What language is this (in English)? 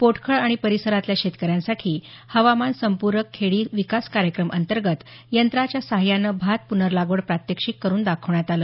Marathi